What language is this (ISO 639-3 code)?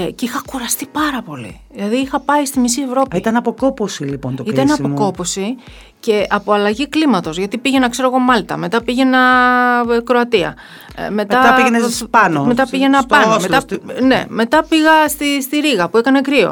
ell